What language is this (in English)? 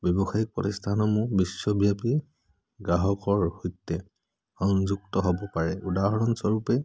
Assamese